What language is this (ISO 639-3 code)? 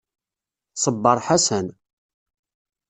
kab